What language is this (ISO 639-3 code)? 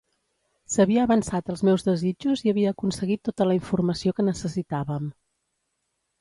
cat